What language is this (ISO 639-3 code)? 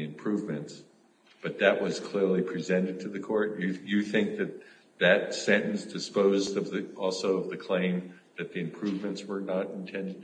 eng